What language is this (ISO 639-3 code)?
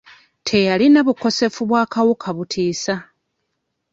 lug